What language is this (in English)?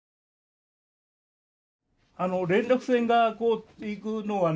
Japanese